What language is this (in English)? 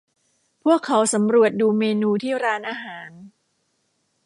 Thai